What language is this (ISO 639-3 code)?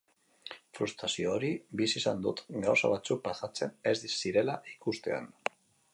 eus